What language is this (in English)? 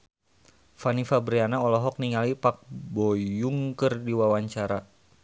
Sundanese